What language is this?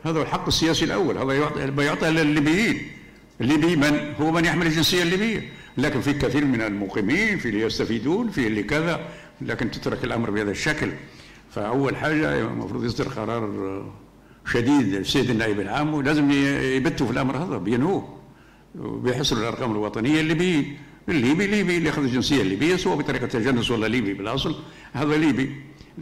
Arabic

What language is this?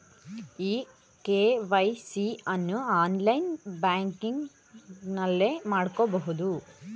Kannada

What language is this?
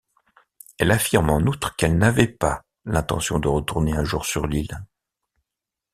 French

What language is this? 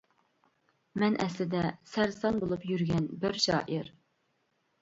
Uyghur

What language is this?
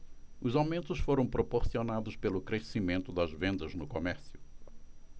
Portuguese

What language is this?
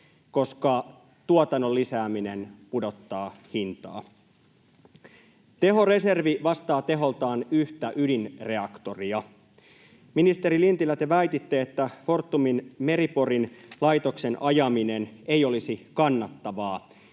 Finnish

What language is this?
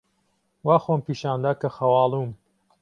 Central Kurdish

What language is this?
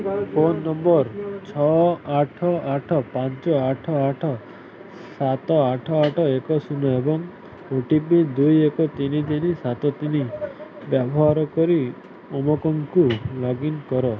Odia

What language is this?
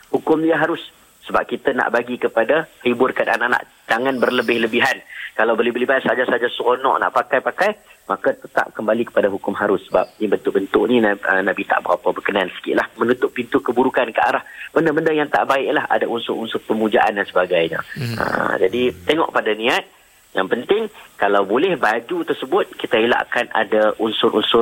Malay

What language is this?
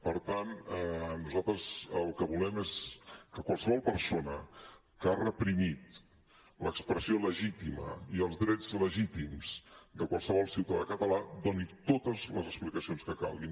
Catalan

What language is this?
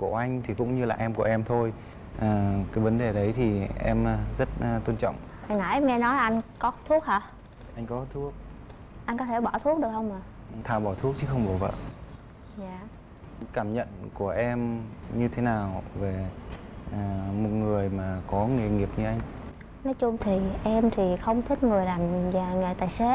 Vietnamese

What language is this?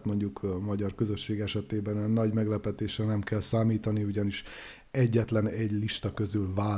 Hungarian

